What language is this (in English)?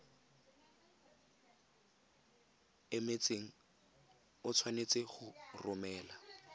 Tswana